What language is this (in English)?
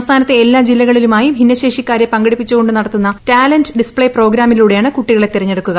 Malayalam